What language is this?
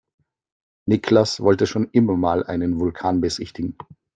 German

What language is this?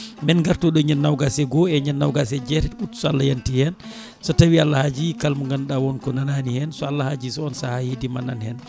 Fula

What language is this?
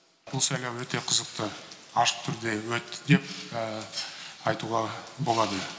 Kazakh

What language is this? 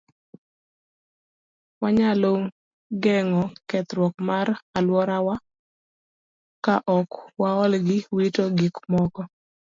Luo (Kenya and Tanzania)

